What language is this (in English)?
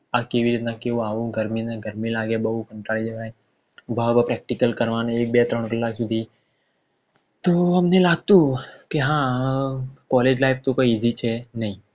Gujarati